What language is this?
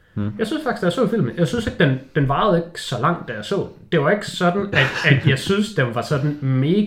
Danish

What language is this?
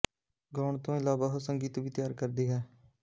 Punjabi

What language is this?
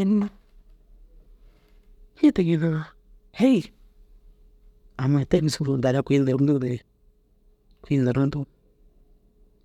Dazaga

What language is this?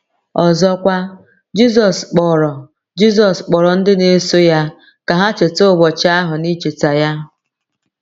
Igbo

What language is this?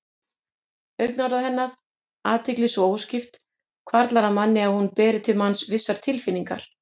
Icelandic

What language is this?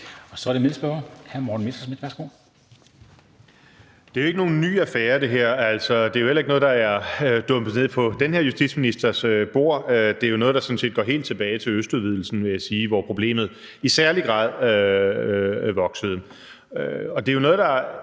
Danish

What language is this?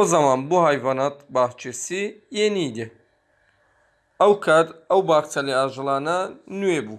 Turkish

